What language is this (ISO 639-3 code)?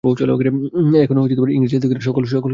ben